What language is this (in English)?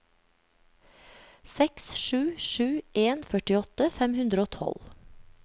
Norwegian